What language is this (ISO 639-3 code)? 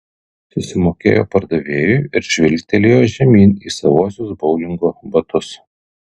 lit